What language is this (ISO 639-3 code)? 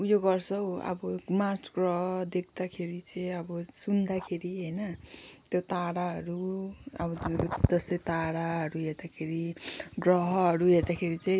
nep